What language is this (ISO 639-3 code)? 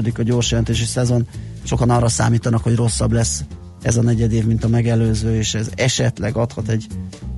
hun